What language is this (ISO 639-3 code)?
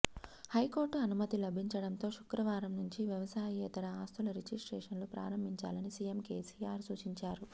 tel